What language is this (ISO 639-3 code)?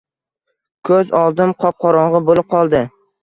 uzb